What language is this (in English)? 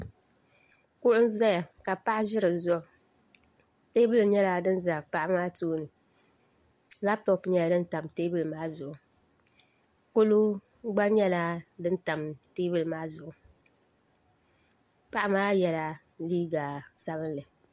Dagbani